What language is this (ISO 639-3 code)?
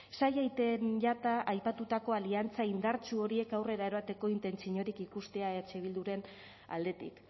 eus